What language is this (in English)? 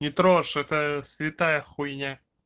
Russian